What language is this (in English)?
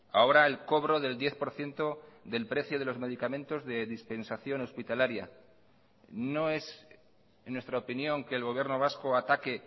Spanish